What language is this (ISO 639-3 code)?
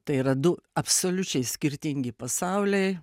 lit